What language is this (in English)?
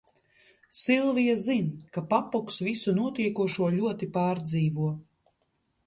Latvian